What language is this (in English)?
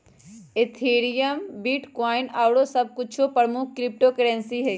Magahi